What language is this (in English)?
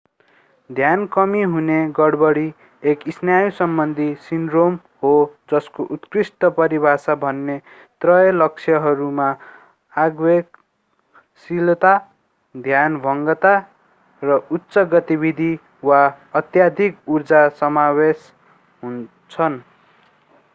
Nepali